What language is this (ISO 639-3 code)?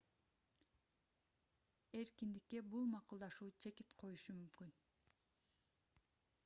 kir